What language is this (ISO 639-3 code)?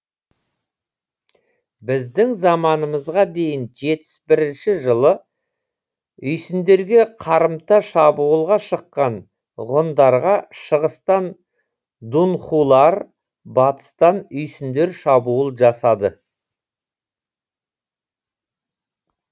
kaz